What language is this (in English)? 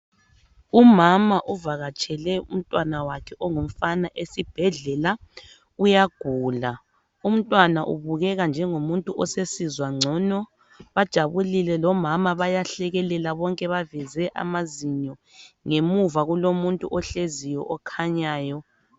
North Ndebele